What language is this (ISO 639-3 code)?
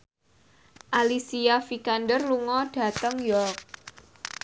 jav